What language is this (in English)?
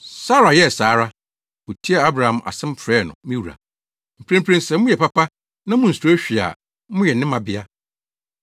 Akan